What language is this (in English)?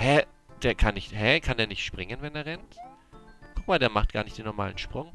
German